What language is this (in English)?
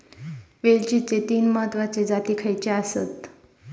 Marathi